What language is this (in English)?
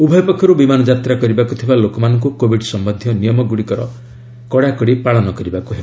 Odia